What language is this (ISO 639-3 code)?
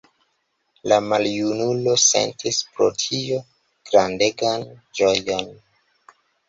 epo